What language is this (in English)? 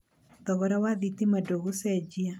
Kikuyu